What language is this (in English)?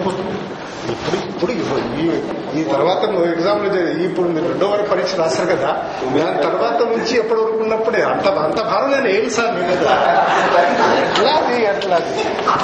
Telugu